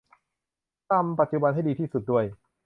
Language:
Thai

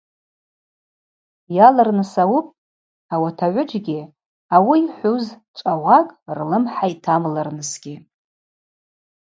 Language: Abaza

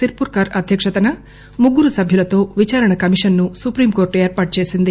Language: Telugu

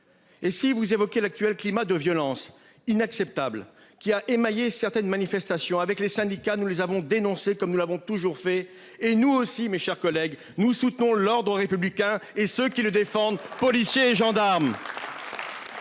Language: French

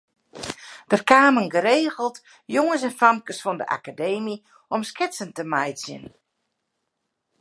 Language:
Western Frisian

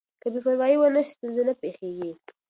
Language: Pashto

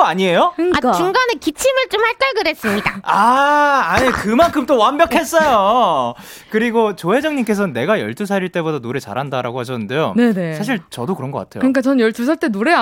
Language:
Korean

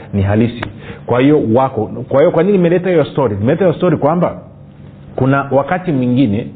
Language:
Swahili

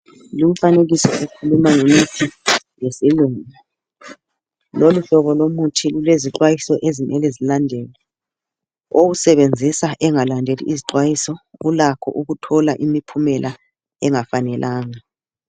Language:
North Ndebele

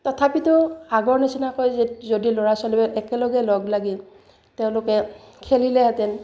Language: Assamese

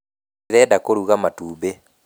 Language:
Kikuyu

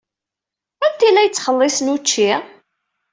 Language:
Kabyle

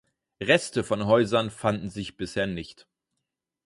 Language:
German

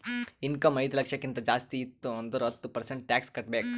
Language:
Kannada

